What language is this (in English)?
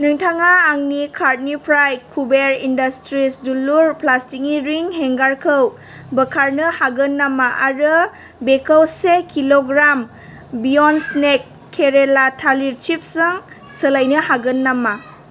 Bodo